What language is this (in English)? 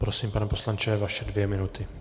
Czech